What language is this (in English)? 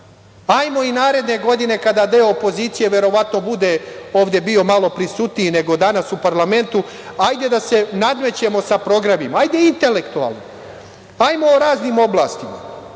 Serbian